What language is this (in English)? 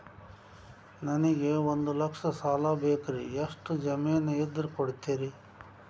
Kannada